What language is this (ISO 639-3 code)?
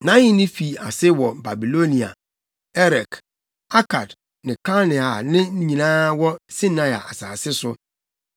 aka